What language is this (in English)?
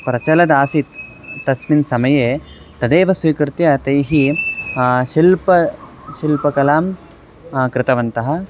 Sanskrit